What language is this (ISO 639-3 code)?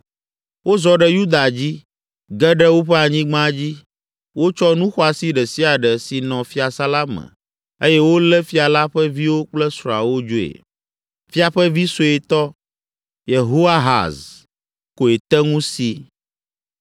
ewe